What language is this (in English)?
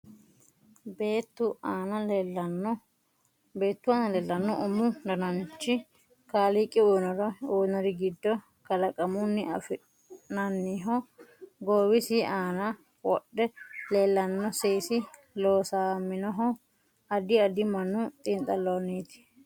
Sidamo